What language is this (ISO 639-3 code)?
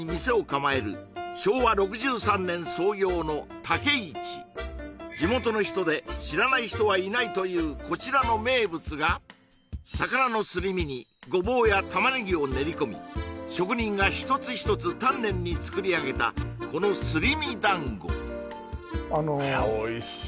jpn